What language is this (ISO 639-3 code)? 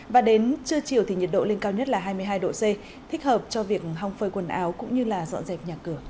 vie